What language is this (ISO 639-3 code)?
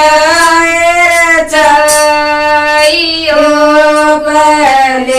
ron